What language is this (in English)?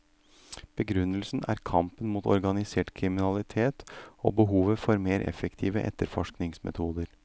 Norwegian